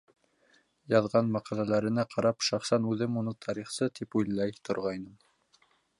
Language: Bashkir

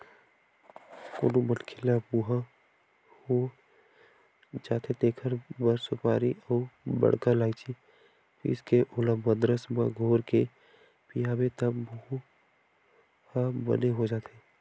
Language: Chhattisgarhi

